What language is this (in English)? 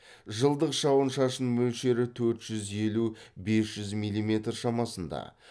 Kazakh